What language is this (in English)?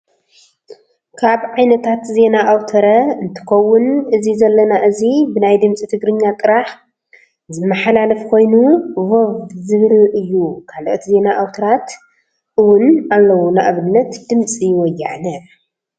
Tigrinya